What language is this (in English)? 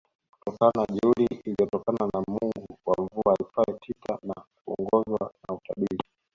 Swahili